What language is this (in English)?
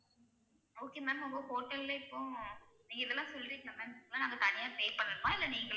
Tamil